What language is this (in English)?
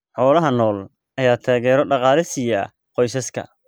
Somali